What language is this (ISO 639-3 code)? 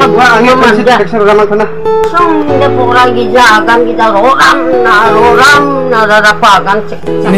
tha